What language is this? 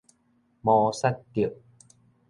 Min Nan Chinese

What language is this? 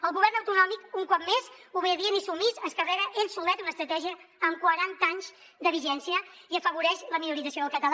Catalan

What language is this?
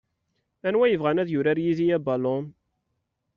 Kabyle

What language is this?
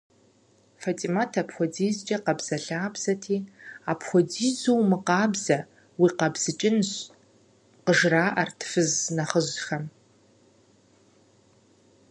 Kabardian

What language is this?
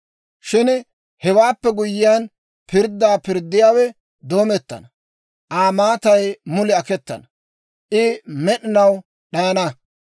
Dawro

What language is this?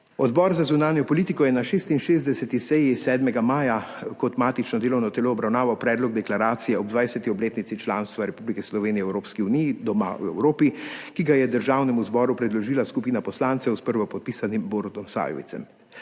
Slovenian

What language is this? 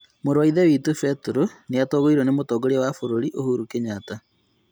Kikuyu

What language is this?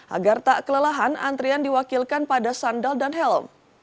Indonesian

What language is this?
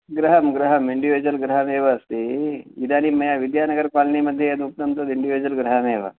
Sanskrit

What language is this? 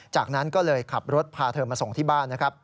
Thai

